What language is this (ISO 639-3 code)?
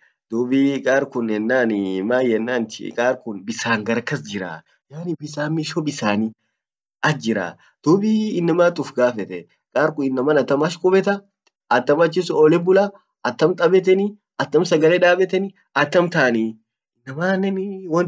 orc